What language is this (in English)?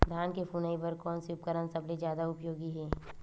Chhattisgarhi